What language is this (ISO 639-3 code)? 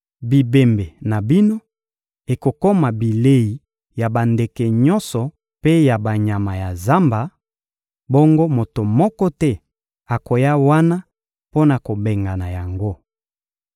lin